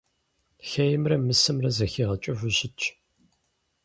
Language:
Kabardian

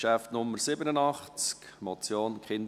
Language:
Swiss German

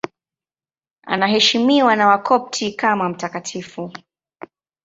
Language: Swahili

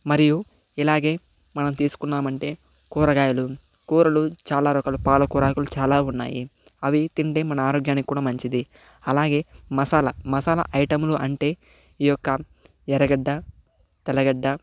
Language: Telugu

